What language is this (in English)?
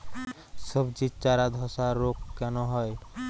Bangla